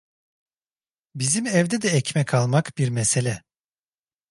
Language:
Turkish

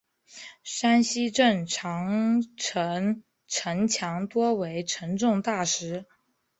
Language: Chinese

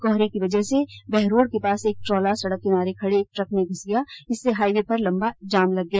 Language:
Hindi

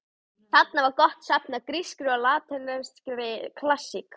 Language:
Icelandic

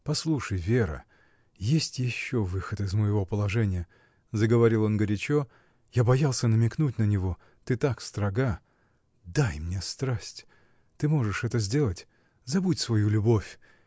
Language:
Russian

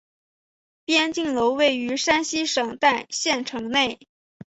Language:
Chinese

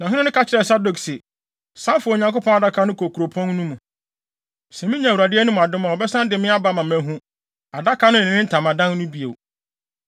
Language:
Akan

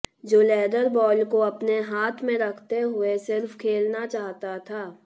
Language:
Hindi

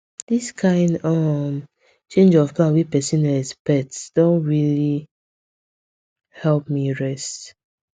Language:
Nigerian Pidgin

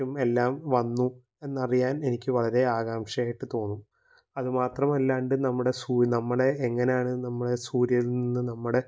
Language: Malayalam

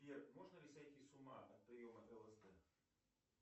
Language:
Russian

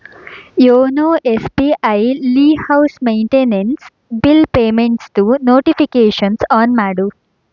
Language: Kannada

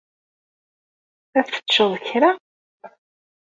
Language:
Kabyle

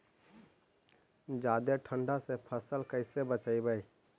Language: Magahi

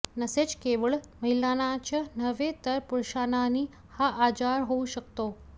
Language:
Marathi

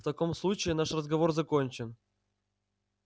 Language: Russian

